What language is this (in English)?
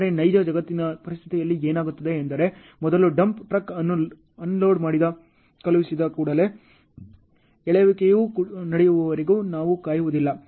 Kannada